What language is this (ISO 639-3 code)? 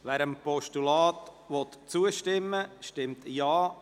gsw